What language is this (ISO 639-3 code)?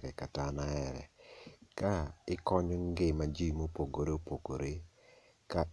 luo